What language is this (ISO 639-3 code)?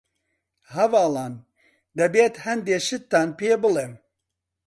ckb